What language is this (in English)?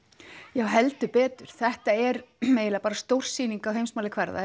Icelandic